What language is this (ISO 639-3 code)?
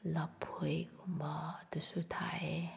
mni